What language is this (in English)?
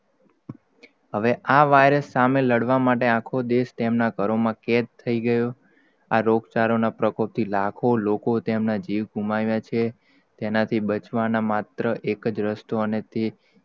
Gujarati